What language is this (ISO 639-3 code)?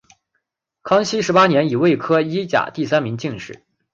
zho